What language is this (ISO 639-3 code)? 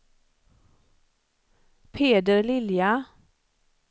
swe